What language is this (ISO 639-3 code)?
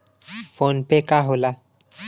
bho